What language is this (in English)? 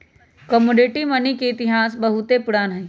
Magahi